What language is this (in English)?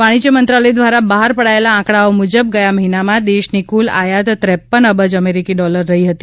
Gujarati